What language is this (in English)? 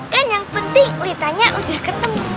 Indonesian